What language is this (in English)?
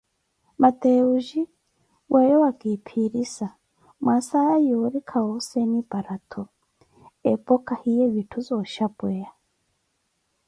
Koti